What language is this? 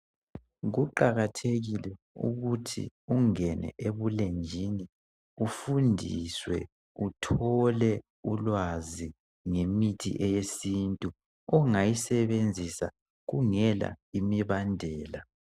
North Ndebele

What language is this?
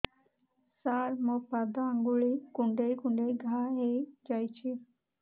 Odia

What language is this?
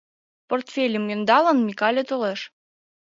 Mari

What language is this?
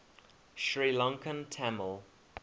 English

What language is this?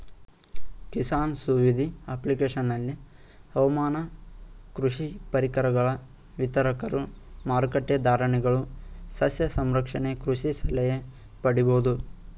Kannada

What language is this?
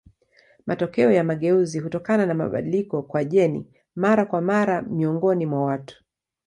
Swahili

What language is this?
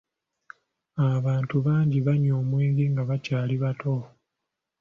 Ganda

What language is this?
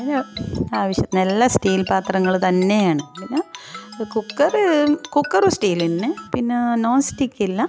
Malayalam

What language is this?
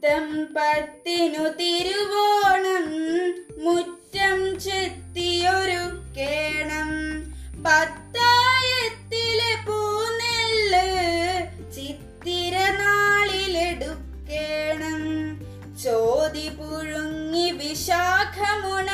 Malayalam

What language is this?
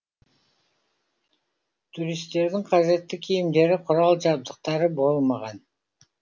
Kazakh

